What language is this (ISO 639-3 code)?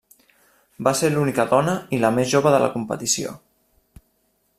cat